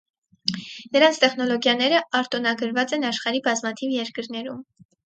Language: Armenian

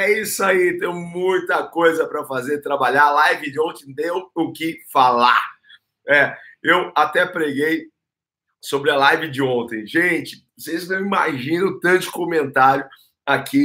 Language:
Portuguese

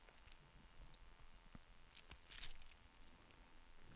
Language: Swedish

